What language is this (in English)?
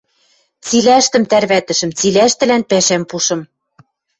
Western Mari